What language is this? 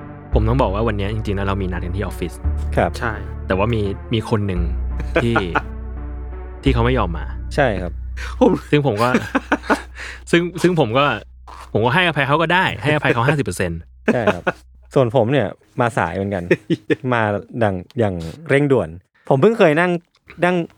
Thai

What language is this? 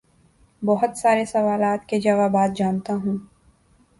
Urdu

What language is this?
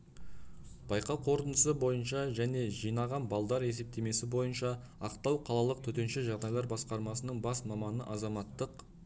Kazakh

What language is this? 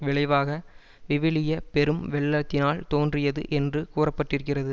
Tamil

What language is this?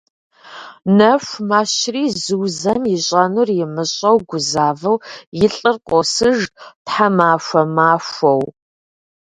Kabardian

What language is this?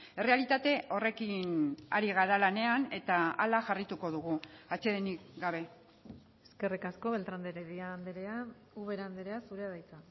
Basque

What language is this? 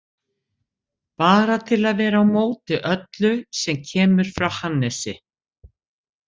Icelandic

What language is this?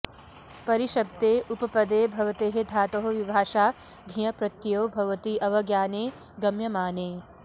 Sanskrit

